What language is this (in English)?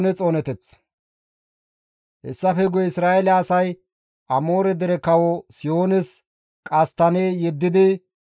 Gamo